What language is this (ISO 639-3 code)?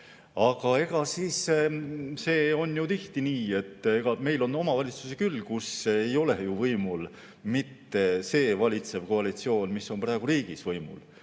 est